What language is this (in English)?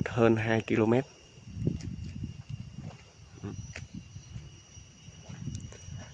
Vietnamese